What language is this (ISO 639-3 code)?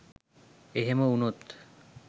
sin